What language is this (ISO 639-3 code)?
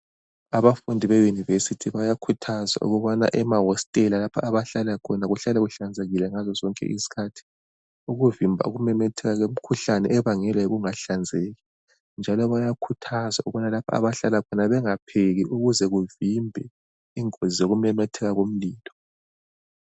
nde